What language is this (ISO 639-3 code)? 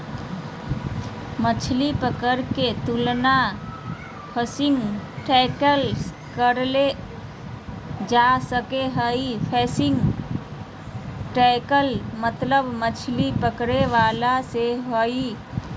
mag